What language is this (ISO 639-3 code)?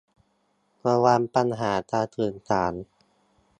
tha